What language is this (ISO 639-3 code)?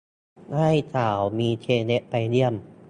tha